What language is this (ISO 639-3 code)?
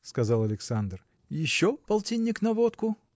rus